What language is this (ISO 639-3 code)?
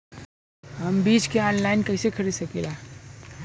bho